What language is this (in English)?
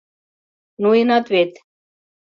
Mari